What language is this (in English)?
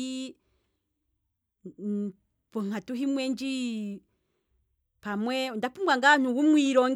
Kwambi